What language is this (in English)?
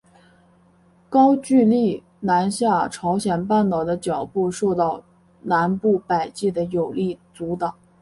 Chinese